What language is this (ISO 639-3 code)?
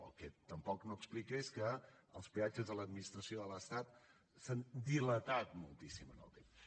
cat